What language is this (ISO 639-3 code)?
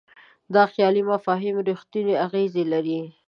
pus